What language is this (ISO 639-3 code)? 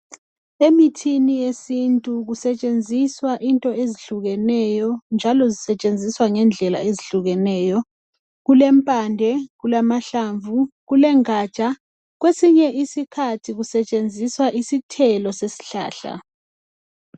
nde